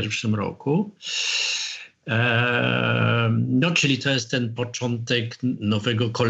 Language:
Polish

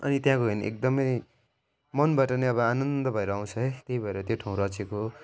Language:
Nepali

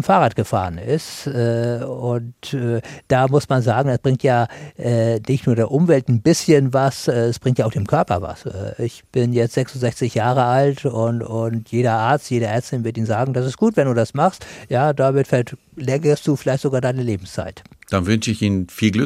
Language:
German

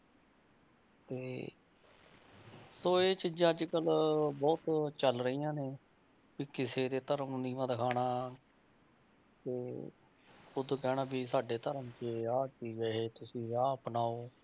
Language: Punjabi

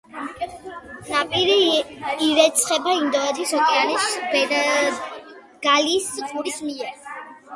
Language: Georgian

